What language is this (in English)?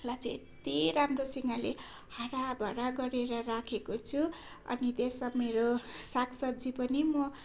Nepali